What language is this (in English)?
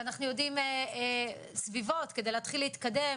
Hebrew